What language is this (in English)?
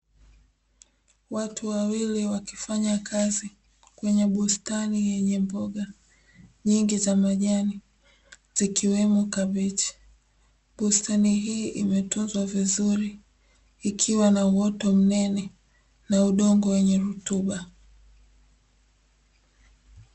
Swahili